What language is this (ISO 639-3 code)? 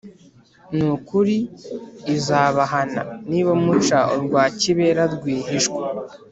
kin